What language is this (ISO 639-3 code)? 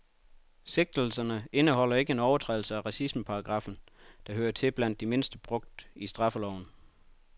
dan